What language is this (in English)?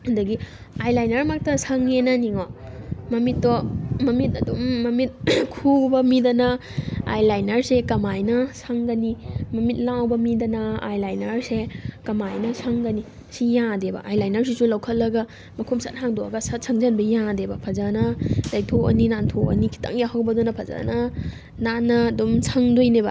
Manipuri